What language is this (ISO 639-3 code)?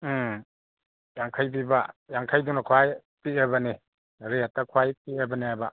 mni